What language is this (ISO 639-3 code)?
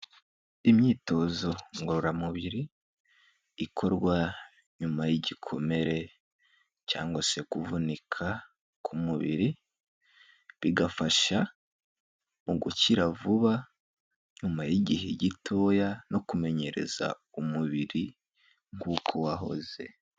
kin